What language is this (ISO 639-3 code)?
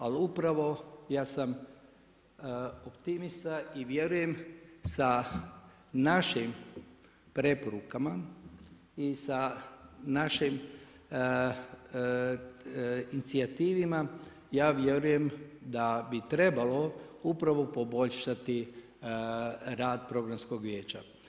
hrv